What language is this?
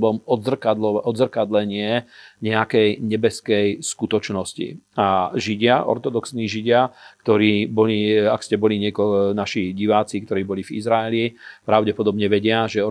Slovak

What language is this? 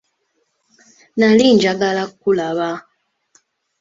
Ganda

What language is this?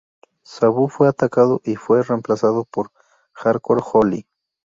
Spanish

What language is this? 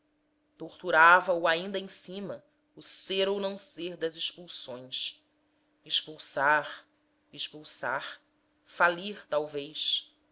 Portuguese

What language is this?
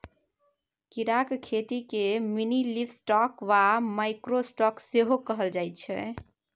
Maithili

